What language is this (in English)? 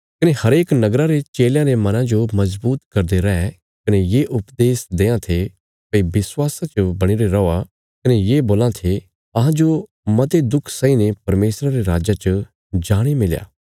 Bilaspuri